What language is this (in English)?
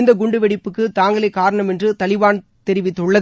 Tamil